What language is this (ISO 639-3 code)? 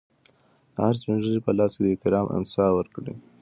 pus